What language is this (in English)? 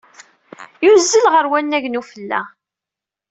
Kabyle